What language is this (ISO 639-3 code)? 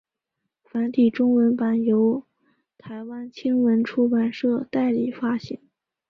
zho